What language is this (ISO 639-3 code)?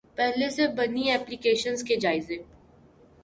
urd